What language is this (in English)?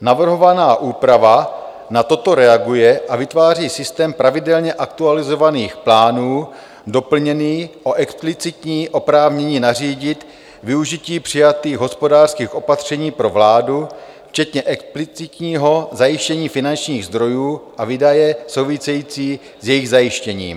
Czech